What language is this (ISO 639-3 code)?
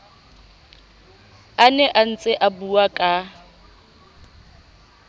sot